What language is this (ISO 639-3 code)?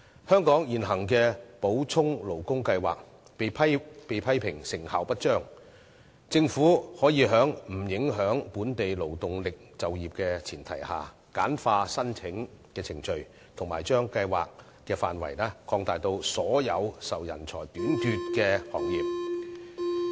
yue